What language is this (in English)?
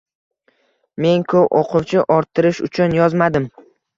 Uzbek